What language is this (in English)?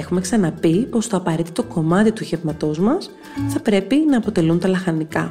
Greek